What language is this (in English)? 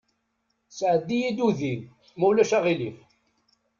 Kabyle